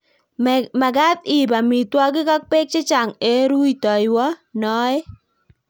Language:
Kalenjin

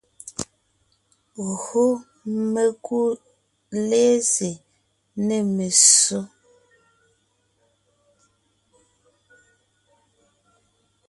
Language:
Ngiemboon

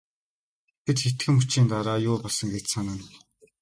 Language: Mongolian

